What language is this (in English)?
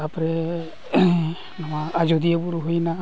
Santali